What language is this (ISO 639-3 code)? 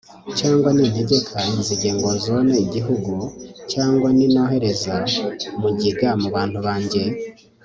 kin